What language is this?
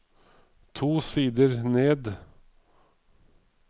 Norwegian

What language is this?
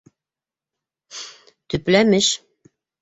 Bashkir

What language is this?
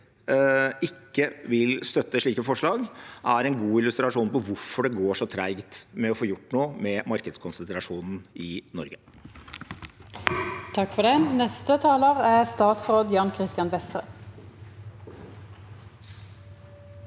Norwegian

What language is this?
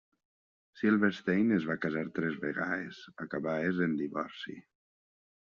Catalan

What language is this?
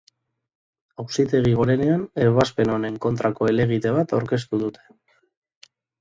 Basque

